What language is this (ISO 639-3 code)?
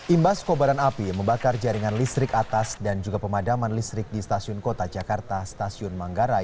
ind